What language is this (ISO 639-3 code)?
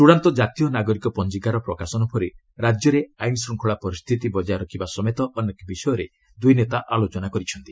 ori